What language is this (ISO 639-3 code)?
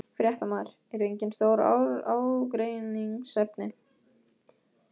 isl